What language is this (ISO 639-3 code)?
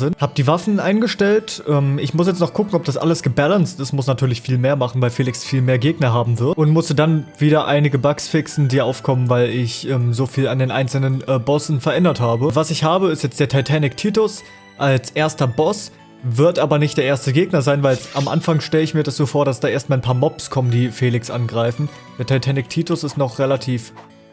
deu